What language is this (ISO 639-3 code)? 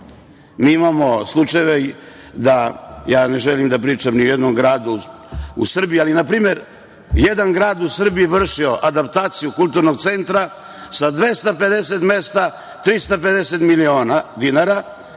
srp